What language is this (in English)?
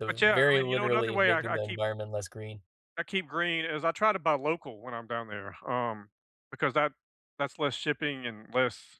English